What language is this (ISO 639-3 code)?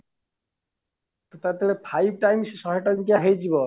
ori